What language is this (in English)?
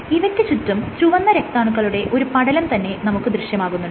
Malayalam